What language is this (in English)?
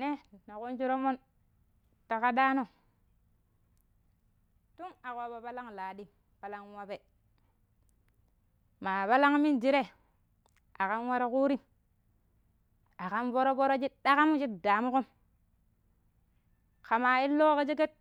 Pero